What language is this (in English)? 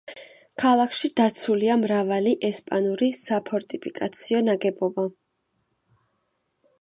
Georgian